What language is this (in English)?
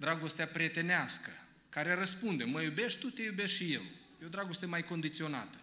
Romanian